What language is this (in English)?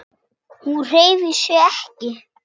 Icelandic